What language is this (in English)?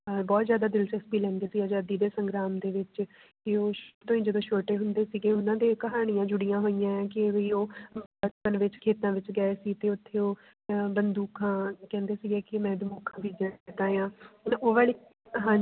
Punjabi